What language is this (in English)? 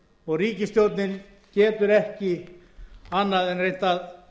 Icelandic